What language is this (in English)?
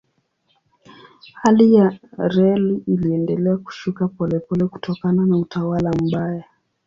Swahili